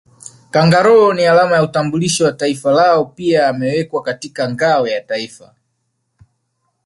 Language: Swahili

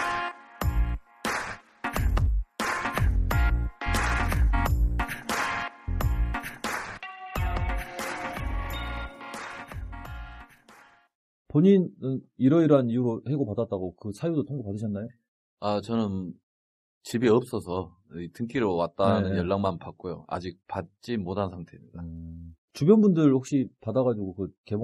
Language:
Korean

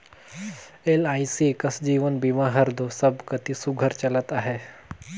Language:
Chhattisgarhi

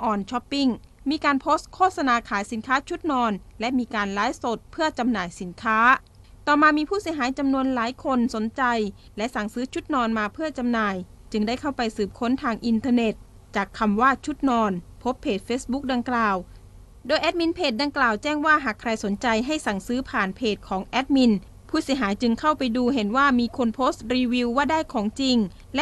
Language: Thai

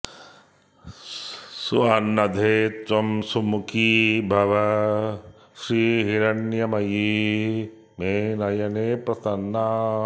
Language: Sanskrit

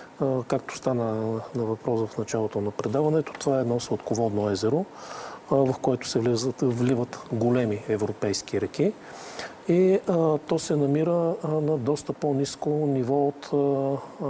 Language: Bulgarian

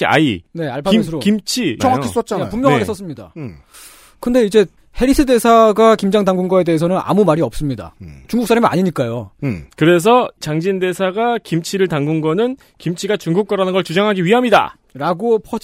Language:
Korean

